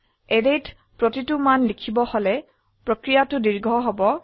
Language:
Assamese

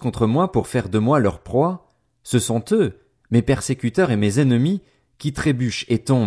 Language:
French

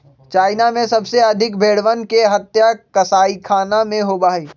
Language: Magahi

